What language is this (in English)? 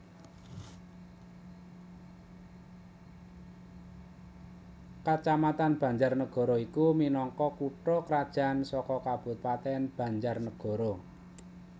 Javanese